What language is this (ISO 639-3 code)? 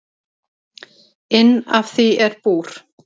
isl